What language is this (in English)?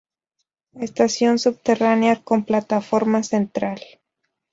Spanish